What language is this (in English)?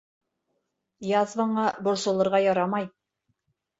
Bashkir